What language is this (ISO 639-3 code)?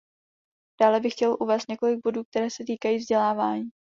ces